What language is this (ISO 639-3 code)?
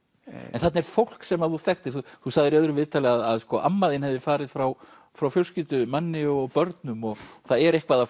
isl